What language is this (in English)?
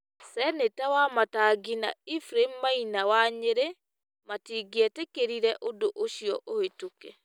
Kikuyu